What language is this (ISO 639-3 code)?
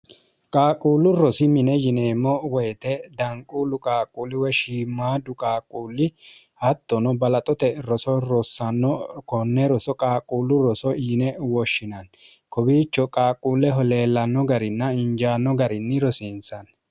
sid